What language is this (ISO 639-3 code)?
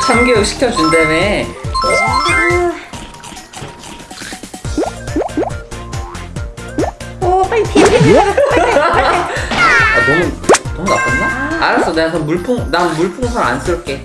kor